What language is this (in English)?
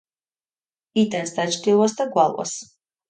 Georgian